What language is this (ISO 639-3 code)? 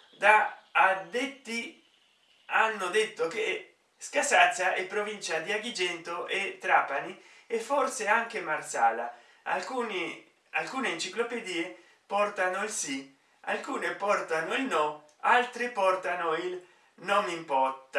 ita